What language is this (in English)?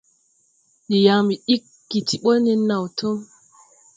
Tupuri